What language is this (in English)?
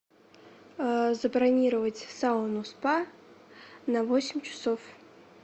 Russian